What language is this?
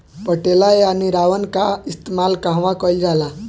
Bhojpuri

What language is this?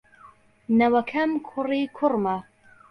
Central Kurdish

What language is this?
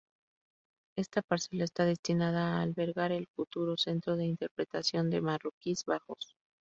Spanish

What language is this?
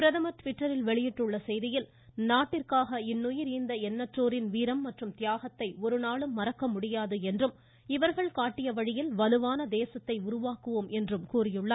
Tamil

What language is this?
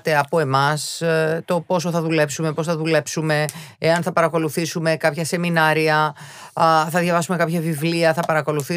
Greek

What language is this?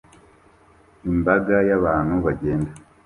Kinyarwanda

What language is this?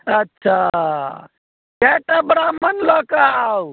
Maithili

